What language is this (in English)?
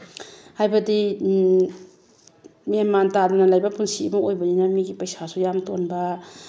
Manipuri